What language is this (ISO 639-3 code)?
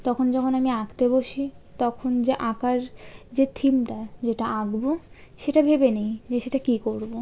ben